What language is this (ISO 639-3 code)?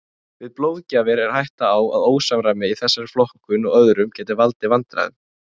isl